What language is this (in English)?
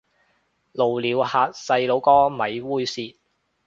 Cantonese